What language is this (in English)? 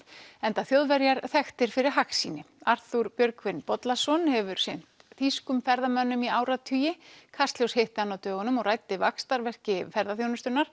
Icelandic